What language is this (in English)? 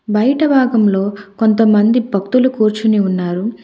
Telugu